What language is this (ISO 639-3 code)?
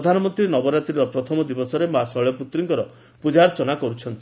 ori